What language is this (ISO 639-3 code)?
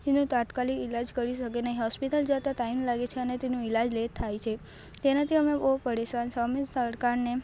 guj